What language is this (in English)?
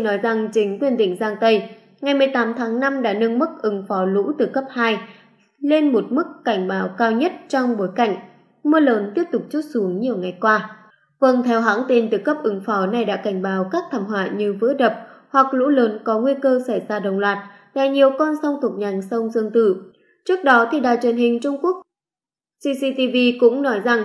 Vietnamese